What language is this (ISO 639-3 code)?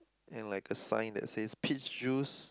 eng